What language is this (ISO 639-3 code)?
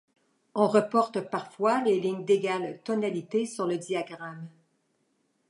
fra